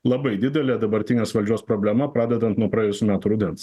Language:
Lithuanian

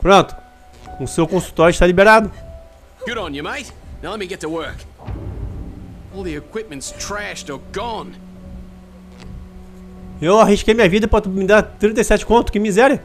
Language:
Portuguese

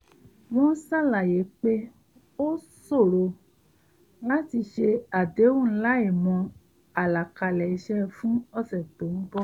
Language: Yoruba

